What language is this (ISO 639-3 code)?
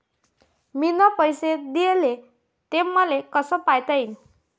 mar